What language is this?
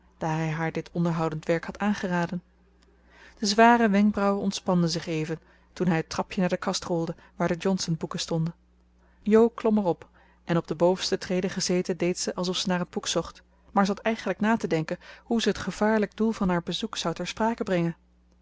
Dutch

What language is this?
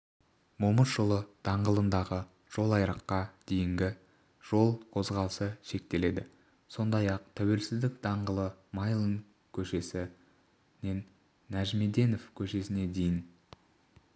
Kazakh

